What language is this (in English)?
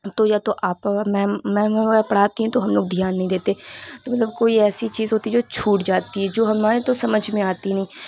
Urdu